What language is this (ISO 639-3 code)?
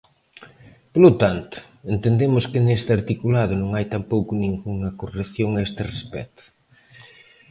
glg